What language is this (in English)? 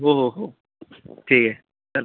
Marathi